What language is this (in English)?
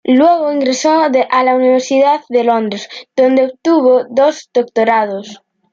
Spanish